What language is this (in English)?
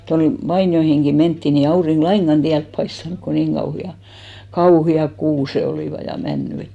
Finnish